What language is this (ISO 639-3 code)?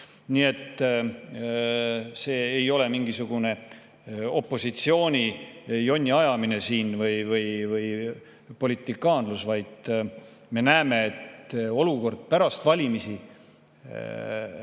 est